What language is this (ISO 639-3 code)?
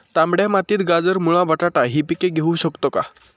mar